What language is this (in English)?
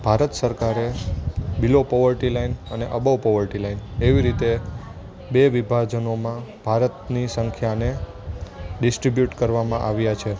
Gujarati